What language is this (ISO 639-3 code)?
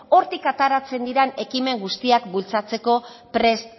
eus